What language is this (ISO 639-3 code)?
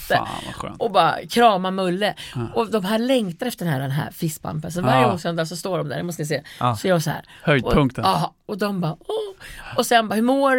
swe